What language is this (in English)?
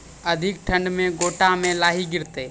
Maithili